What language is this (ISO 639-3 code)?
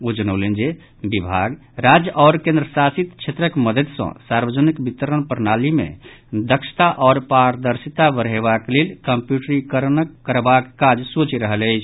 mai